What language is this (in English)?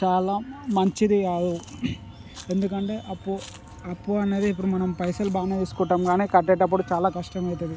Telugu